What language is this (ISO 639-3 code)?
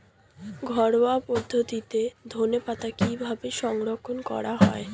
ben